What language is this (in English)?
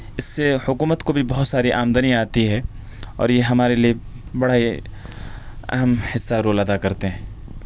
Urdu